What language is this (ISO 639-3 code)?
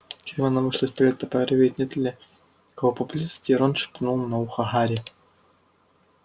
rus